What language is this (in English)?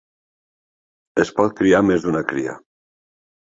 Catalan